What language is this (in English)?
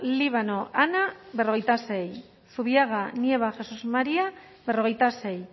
Basque